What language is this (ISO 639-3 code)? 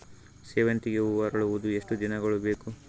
kan